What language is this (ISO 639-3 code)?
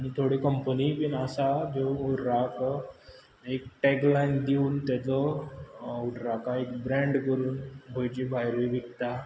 kok